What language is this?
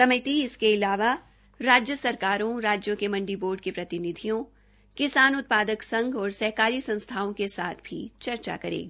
Hindi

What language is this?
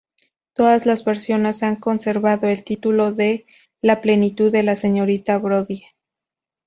Spanish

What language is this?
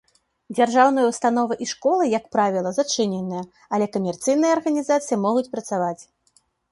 Belarusian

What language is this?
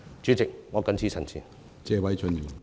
Cantonese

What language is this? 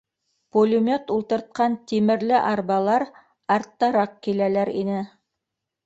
Bashkir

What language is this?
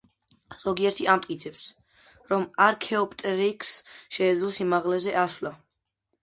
Georgian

